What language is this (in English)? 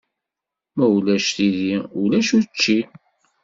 Kabyle